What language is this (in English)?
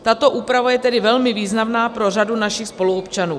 Czech